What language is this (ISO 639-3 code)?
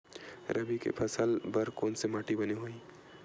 hne